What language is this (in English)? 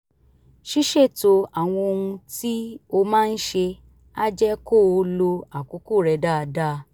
Yoruba